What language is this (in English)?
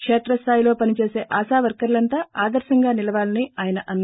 Telugu